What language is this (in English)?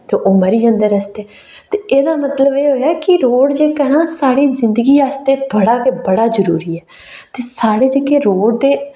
Dogri